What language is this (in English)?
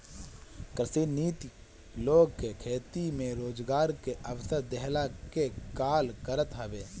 Bhojpuri